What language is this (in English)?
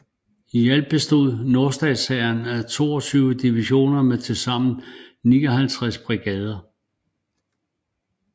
Danish